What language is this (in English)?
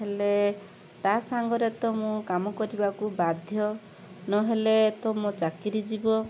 Odia